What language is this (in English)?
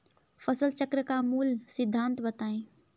Hindi